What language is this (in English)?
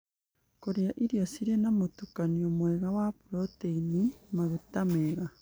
Kikuyu